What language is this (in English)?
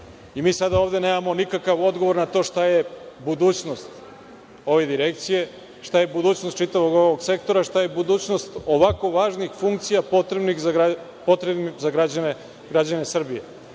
Serbian